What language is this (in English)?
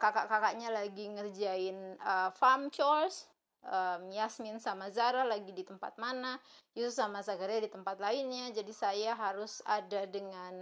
Indonesian